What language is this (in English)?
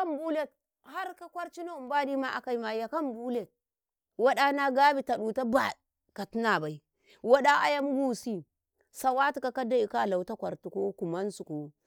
Karekare